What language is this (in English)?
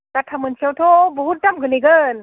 Bodo